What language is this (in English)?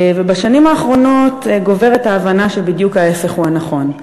Hebrew